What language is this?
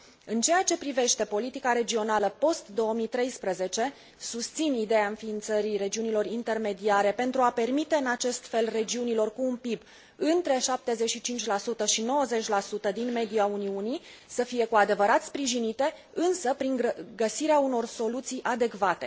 Romanian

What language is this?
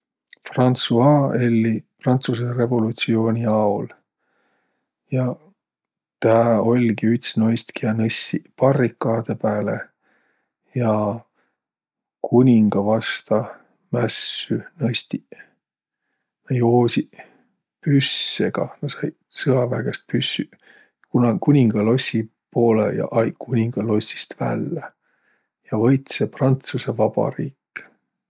Võro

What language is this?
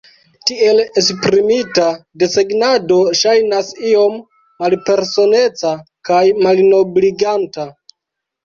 Esperanto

